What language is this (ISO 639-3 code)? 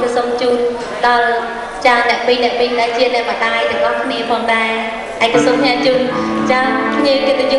vie